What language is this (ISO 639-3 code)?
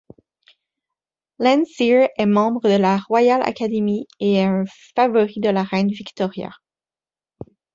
fra